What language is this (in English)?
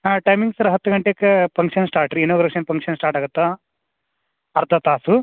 Kannada